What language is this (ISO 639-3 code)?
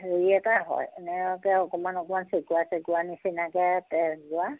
asm